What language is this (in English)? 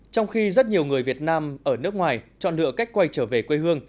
Vietnamese